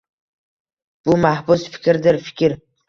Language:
Uzbek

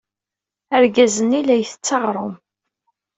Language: Kabyle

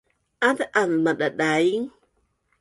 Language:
Bunun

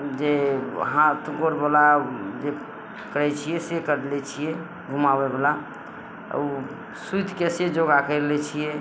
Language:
Maithili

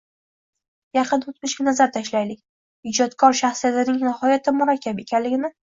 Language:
Uzbek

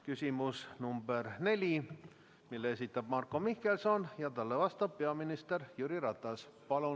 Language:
Estonian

